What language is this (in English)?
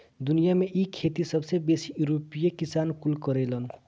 Bhojpuri